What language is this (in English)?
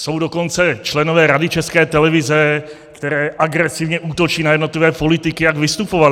Czech